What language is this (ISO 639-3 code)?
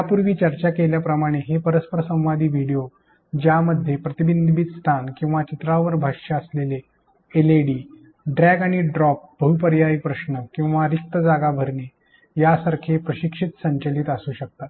mar